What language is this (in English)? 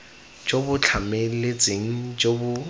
Tswana